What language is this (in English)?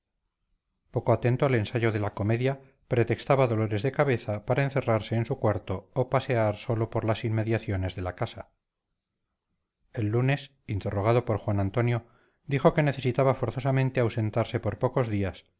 Spanish